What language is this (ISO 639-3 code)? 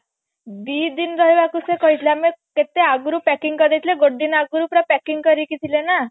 ori